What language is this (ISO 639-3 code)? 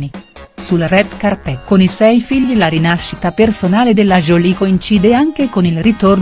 ita